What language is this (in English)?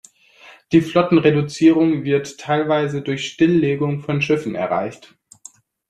German